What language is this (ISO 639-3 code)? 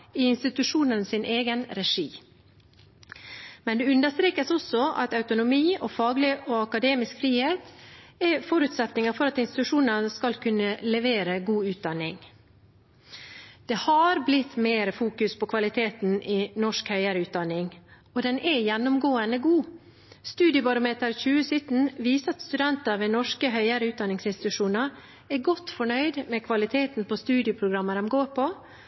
nob